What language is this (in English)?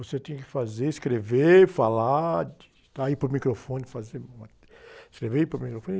Portuguese